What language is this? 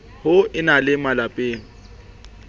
Southern Sotho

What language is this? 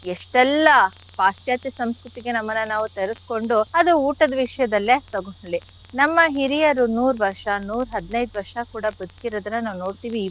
Kannada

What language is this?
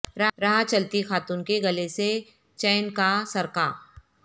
Urdu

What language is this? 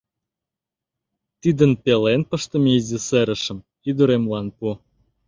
Mari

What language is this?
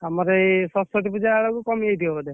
Odia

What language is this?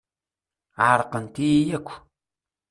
Kabyle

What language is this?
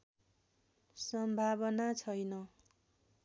Nepali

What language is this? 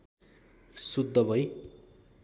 Nepali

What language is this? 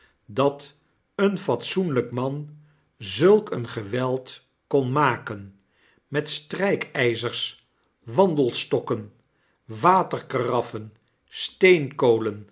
Dutch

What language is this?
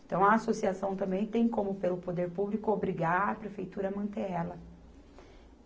Portuguese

